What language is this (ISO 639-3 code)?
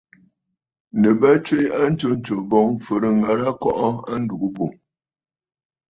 bfd